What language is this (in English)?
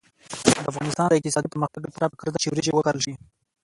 Pashto